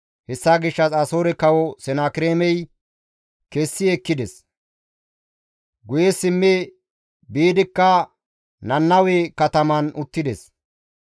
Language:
Gamo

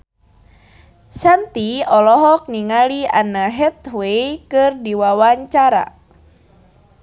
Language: Sundanese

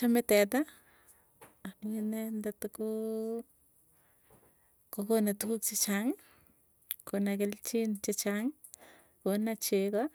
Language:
Tugen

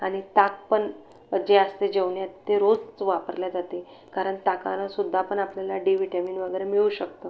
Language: Marathi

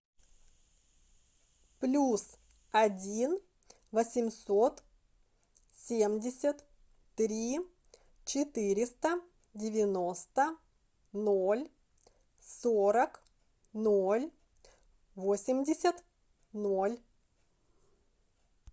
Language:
Russian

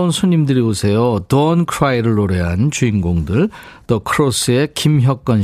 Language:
Korean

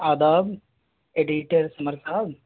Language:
Urdu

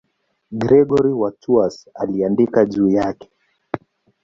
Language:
Swahili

